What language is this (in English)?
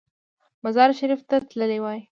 Pashto